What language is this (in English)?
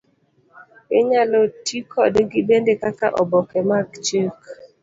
Luo (Kenya and Tanzania)